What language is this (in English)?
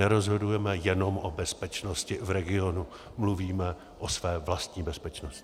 Czech